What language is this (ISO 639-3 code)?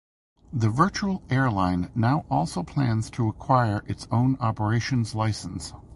eng